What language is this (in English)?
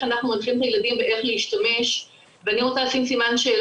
Hebrew